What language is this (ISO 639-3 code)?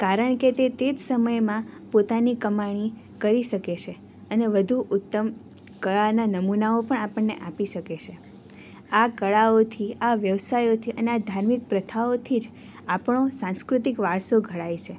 guj